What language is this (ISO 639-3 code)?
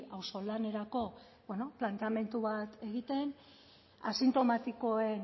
eus